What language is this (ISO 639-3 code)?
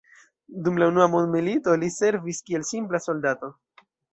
epo